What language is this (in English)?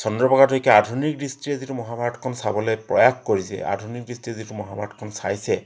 Assamese